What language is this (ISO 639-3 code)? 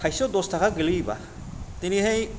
brx